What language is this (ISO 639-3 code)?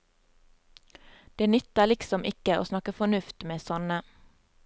nor